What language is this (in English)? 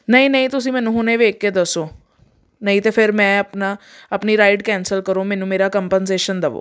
Punjabi